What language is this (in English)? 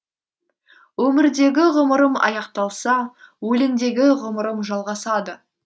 Kazakh